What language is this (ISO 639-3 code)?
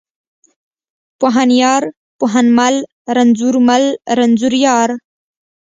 pus